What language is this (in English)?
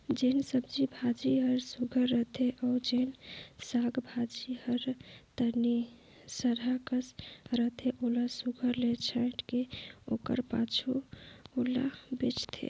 Chhattisgarhi